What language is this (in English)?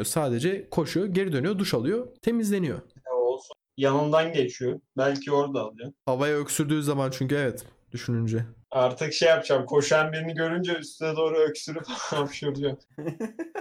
Turkish